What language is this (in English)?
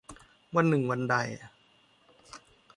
Thai